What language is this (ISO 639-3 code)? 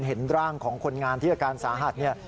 tha